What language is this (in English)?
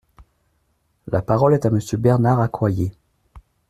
French